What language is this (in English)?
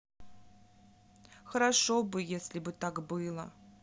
Russian